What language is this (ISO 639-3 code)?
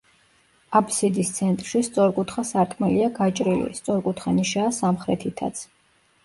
kat